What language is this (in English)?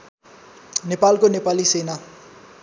Nepali